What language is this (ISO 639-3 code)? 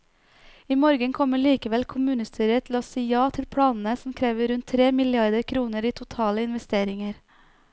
nor